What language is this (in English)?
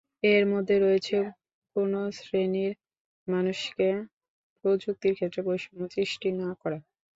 Bangla